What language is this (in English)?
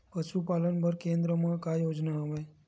Chhattisgarhi